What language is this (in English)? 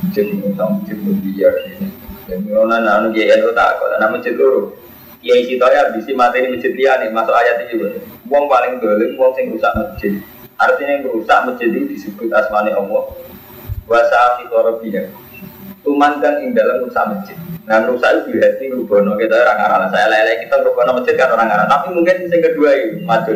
Indonesian